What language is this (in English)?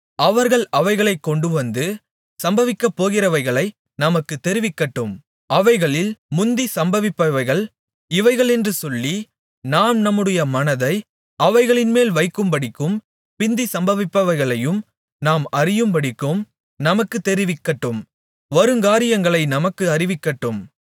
Tamil